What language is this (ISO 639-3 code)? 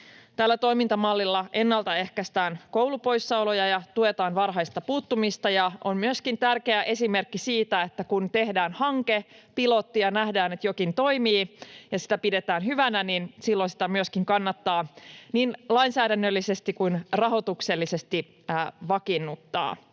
fin